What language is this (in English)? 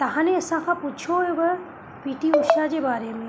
Sindhi